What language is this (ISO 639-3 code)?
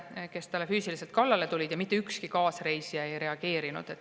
est